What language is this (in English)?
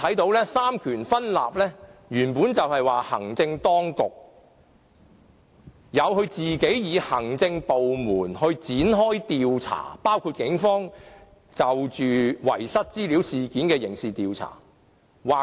Cantonese